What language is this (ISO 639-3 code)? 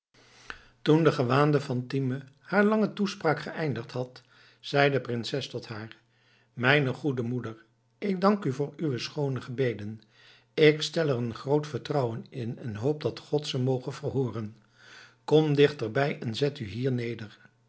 nld